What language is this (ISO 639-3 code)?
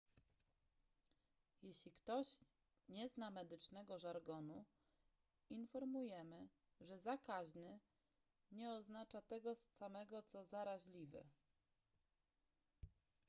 pol